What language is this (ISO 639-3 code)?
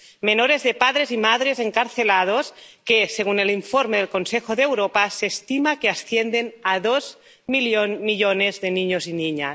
spa